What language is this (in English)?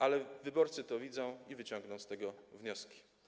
Polish